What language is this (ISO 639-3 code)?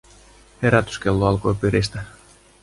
fin